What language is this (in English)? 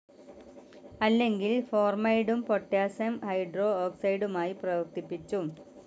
Malayalam